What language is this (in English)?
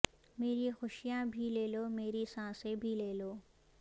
Urdu